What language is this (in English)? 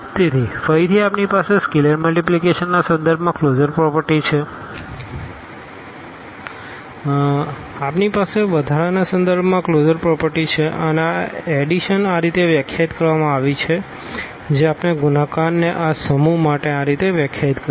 Gujarati